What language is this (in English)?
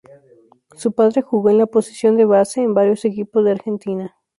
Spanish